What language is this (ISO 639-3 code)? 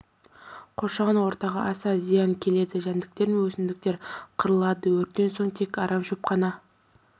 kaz